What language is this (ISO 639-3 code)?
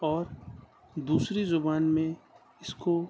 urd